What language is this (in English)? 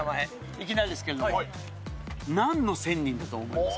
Japanese